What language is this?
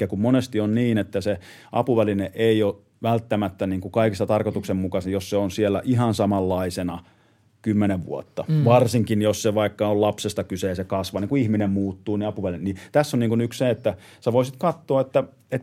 Finnish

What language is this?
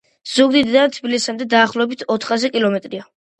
Georgian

